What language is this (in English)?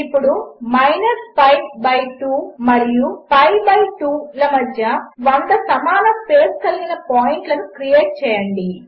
Telugu